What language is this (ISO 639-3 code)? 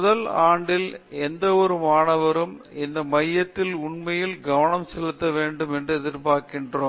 tam